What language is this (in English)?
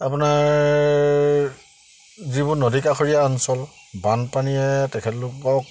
Assamese